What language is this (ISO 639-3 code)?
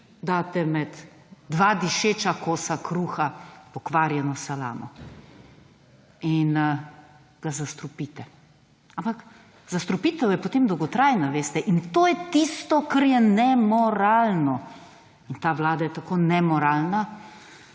slv